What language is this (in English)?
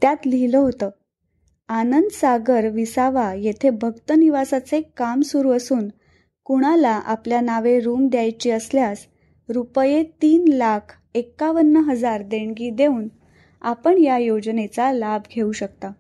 Marathi